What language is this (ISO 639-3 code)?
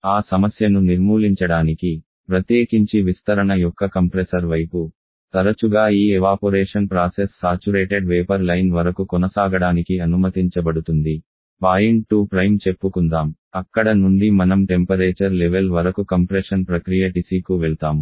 tel